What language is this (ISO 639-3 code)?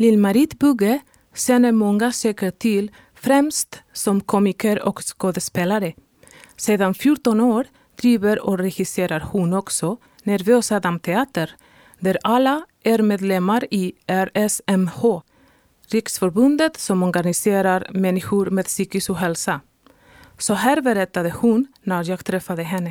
swe